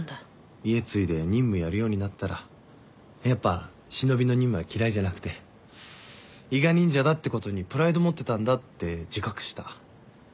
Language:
Japanese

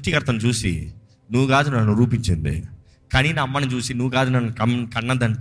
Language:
Telugu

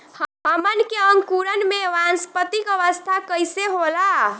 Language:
Bhojpuri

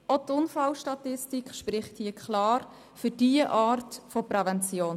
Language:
Swiss German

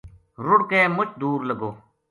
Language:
Gujari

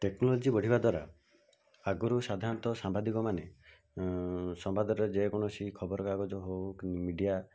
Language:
Odia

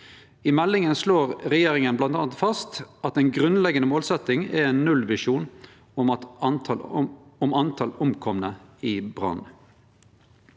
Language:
Norwegian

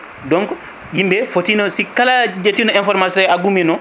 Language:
Fula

